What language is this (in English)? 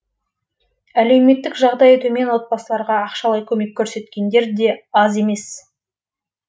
Kazakh